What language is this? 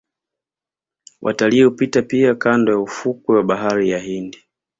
Swahili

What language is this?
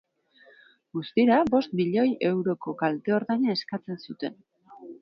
Basque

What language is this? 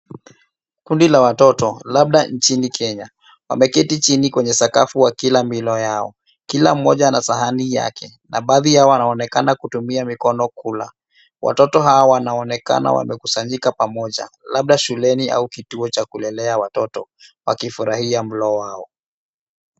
Swahili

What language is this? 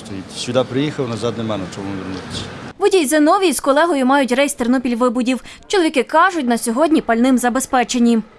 Ukrainian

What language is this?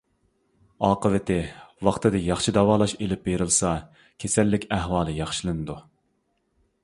Uyghur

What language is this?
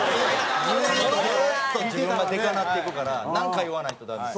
Japanese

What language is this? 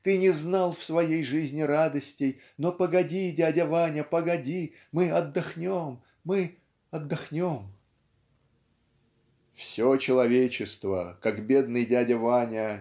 Russian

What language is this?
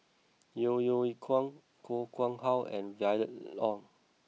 English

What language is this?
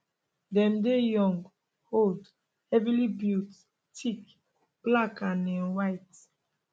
Nigerian Pidgin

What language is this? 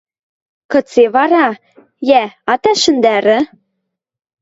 Western Mari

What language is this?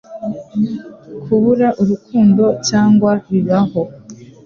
Kinyarwanda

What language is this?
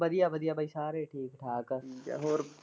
Punjabi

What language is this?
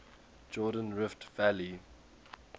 English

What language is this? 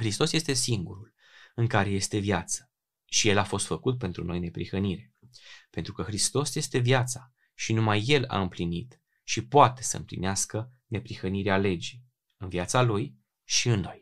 Romanian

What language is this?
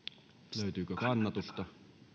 Finnish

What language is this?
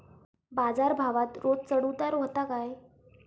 Marathi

